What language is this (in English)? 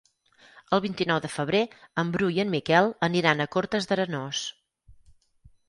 Catalan